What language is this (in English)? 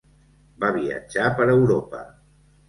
Catalan